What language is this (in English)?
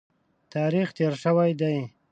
Pashto